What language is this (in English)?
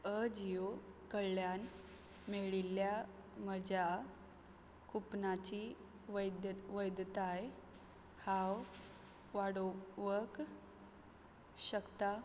Konkani